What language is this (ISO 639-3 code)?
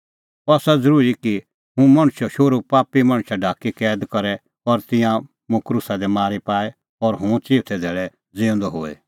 kfx